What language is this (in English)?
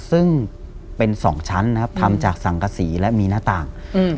Thai